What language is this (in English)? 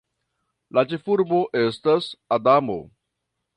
Esperanto